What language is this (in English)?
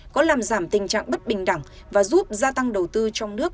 Vietnamese